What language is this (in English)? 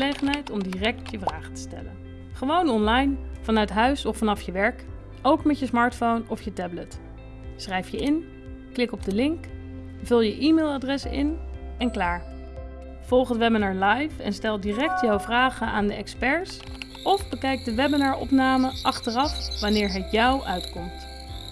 Dutch